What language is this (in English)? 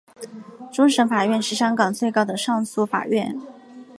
Chinese